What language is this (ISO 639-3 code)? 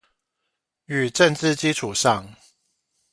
zho